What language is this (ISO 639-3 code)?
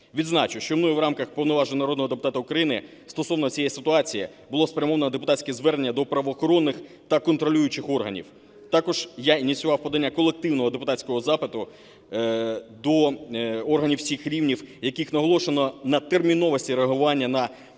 ukr